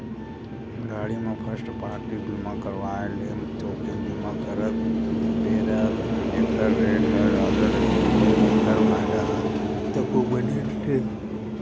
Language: Chhattisgarhi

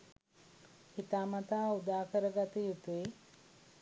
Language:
Sinhala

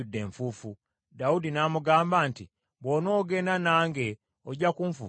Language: Ganda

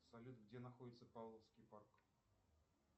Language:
Russian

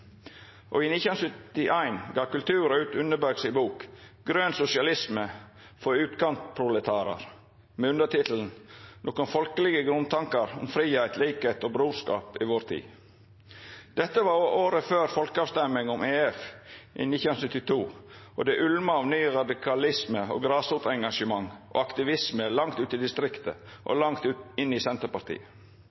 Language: Norwegian Nynorsk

